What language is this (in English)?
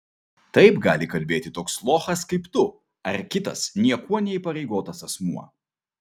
Lithuanian